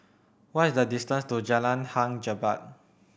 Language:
English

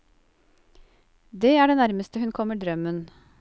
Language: Norwegian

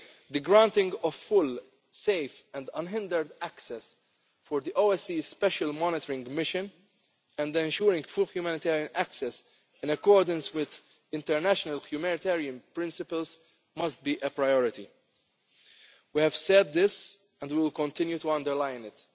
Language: English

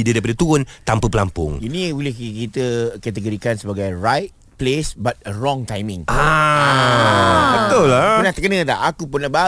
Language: Malay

